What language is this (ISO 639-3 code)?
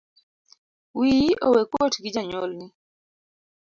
luo